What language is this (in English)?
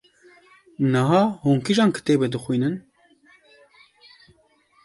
Kurdish